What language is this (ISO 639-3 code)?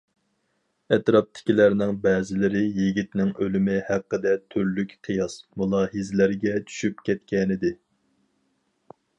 uig